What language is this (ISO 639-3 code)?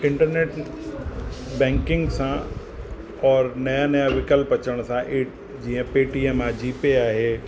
snd